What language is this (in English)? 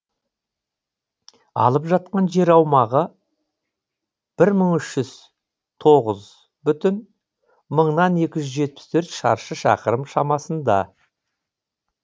Kazakh